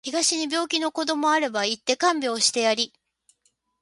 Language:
Japanese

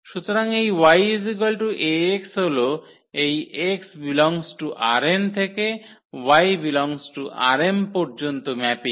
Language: Bangla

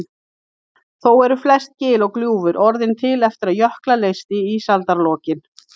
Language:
Icelandic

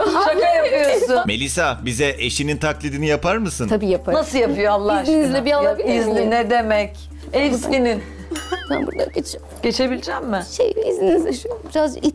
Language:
Turkish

